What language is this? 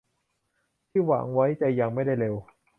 Thai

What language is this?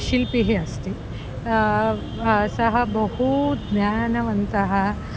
Sanskrit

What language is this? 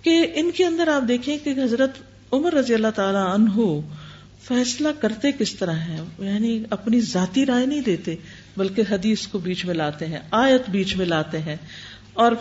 Urdu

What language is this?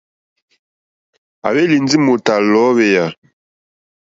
Mokpwe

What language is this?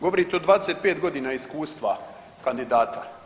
Croatian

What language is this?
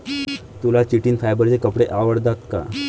Marathi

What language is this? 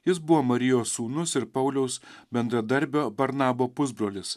Lithuanian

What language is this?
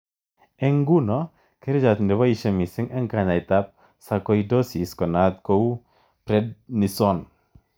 Kalenjin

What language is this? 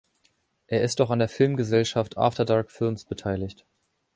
German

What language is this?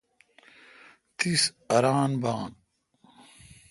Kalkoti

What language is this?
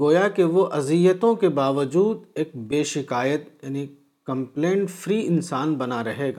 Urdu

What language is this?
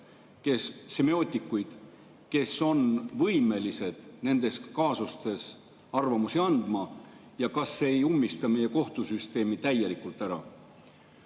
Estonian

